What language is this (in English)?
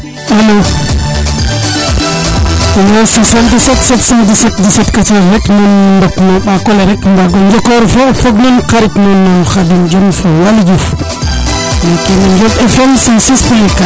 Serer